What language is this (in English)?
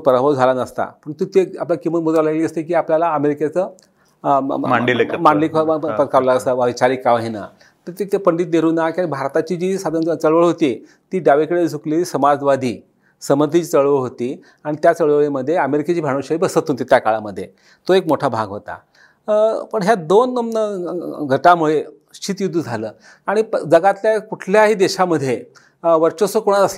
Marathi